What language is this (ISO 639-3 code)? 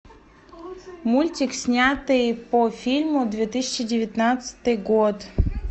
rus